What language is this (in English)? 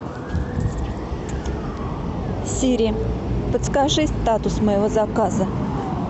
Russian